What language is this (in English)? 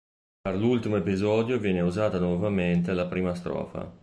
Italian